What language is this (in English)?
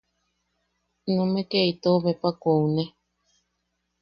Yaqui